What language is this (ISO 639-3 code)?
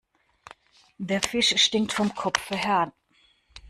deu